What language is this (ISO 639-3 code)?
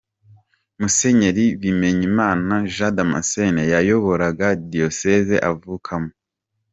kin